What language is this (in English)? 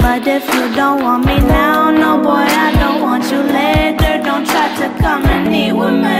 English